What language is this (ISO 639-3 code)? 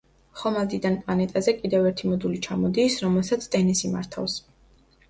kat